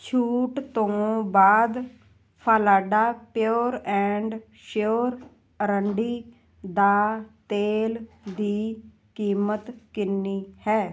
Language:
Punjabi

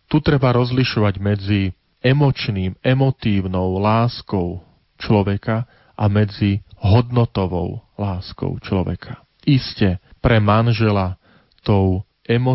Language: Slovak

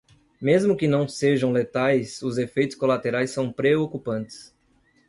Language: Portuguese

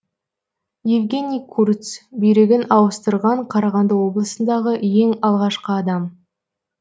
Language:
Kazakh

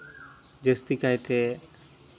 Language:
Santali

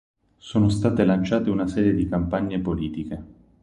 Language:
Italian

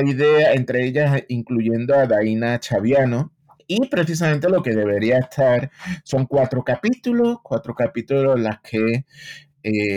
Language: Spanish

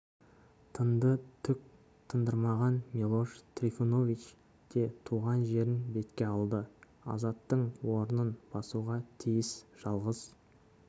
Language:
Kazakh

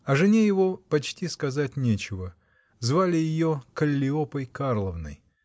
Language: Russian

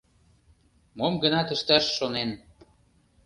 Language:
Mari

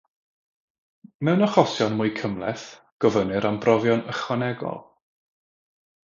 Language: Welsh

